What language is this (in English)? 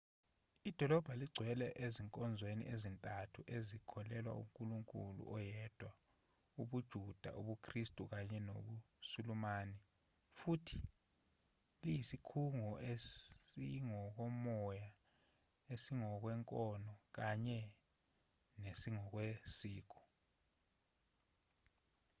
Zulu